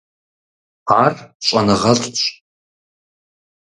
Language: Kabardian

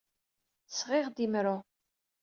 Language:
Kabyle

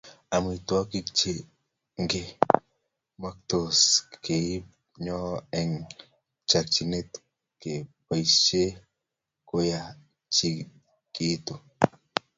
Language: Kalenjin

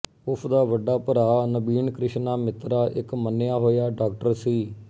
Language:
Punjabi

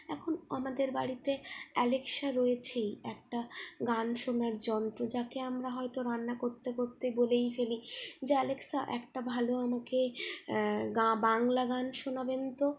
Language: Bangla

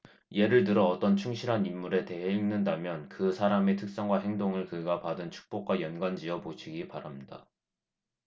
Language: Korean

